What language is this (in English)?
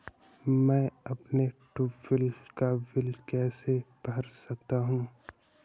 Hindi